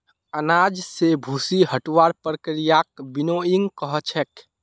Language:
Magahi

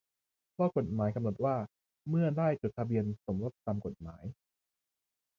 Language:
Thai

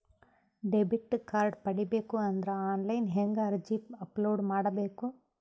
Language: Kannada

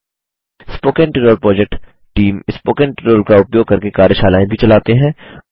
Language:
Hindi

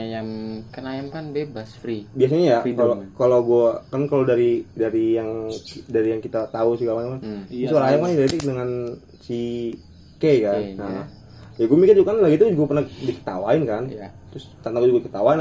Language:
Indonesian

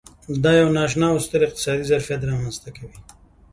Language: Pashto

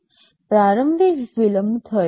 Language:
Gujarati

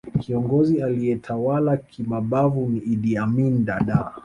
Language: Swahili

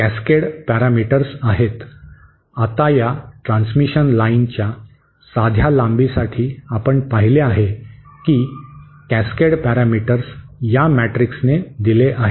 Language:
Marathi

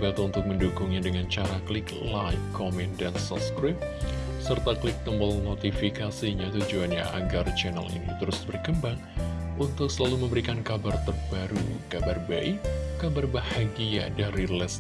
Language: Indonesian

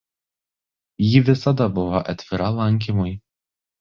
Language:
Lithuanian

